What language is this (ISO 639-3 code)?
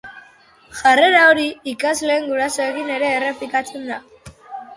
eus